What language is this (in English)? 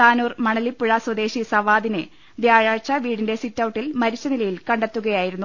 Malayalam